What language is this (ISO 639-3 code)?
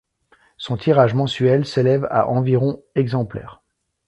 fra